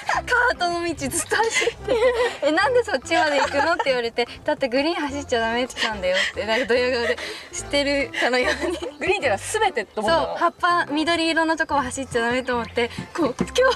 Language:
Japanese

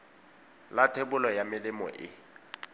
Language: Tswana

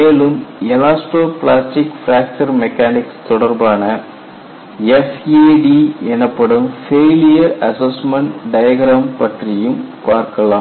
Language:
Tamil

